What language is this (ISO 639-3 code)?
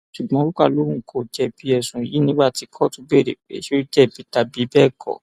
yor